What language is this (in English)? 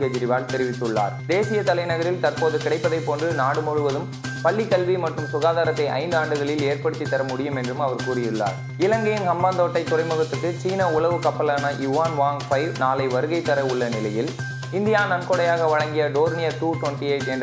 Tamil